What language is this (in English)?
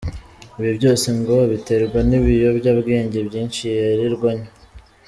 Kinyarwanda